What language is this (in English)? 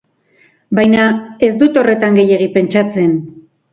Basque